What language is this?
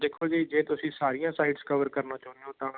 Punjabi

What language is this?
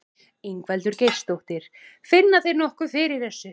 Icelandic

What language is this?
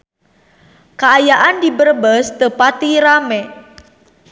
Sundanese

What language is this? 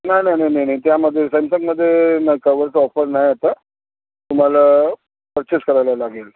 Marathi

